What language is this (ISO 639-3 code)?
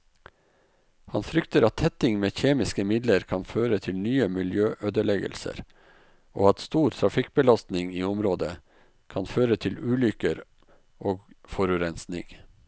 nor